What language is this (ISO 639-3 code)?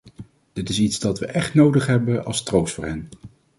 nld